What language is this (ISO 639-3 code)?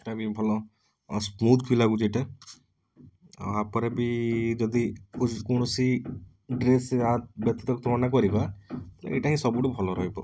ori